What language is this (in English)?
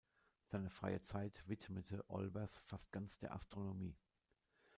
German